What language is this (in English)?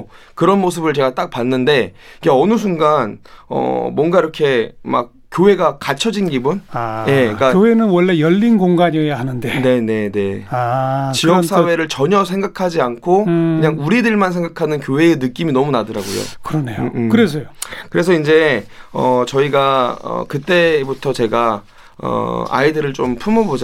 Korean